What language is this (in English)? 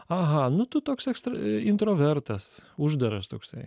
Lithuanian